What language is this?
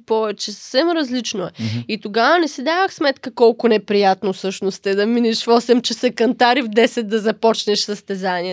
Bulgarian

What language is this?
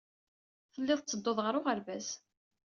Kabyle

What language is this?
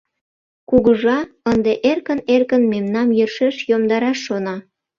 Mari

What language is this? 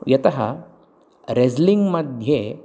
Sanskrit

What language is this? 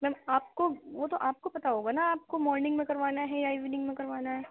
Urdu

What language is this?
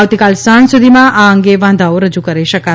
Gujarati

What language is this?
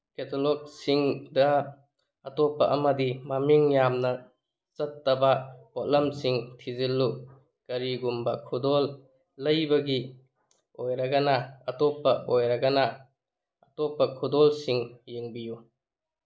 Manipuri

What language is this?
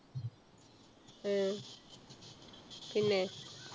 Malayalam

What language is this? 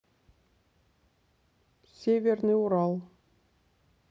Russian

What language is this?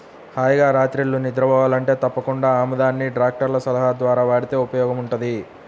Telugu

